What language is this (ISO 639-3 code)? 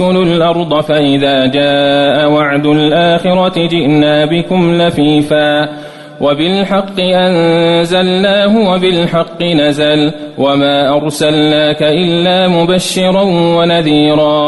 ara